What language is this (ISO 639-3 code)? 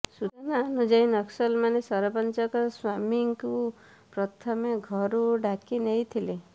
ori